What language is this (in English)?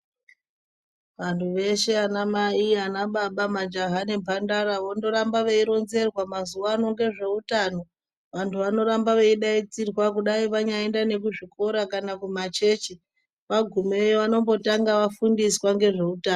Ndau